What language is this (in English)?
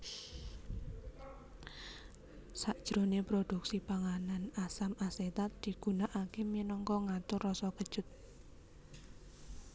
Javanese